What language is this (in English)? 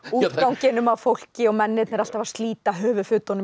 Icelandic